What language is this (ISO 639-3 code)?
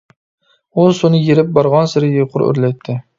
uig